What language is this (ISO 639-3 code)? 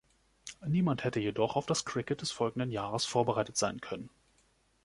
deu